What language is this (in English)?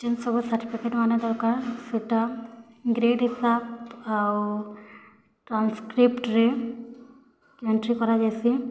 Odia